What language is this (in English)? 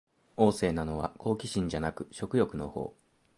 Japanese